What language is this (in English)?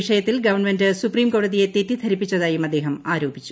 Malayalam